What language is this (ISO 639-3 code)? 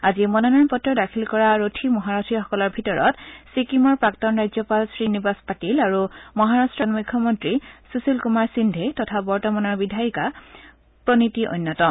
asm